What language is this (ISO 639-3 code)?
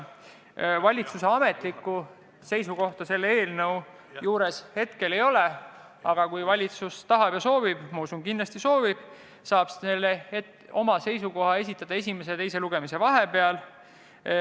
est